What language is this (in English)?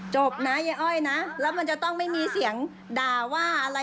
Thai